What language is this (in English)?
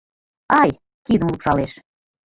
Mari